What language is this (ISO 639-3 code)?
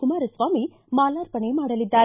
kan